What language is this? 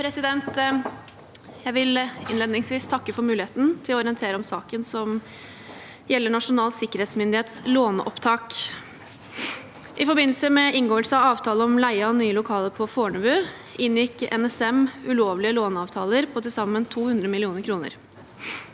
Norwegian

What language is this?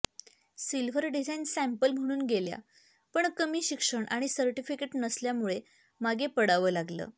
Marathi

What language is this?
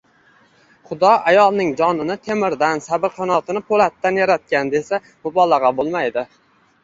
Uzbek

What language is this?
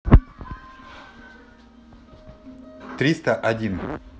Russian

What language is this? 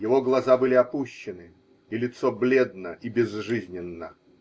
Russian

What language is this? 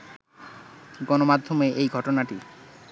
Bangla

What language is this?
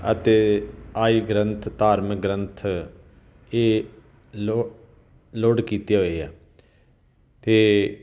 Punjabi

